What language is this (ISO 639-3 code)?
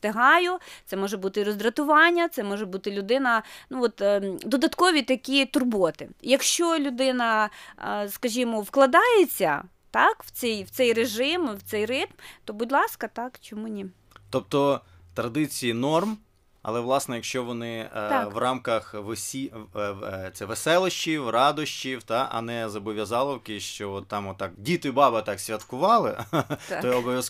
ukr